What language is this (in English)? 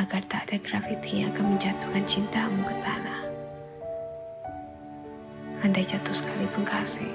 Malay